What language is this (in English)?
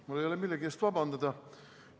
Estonian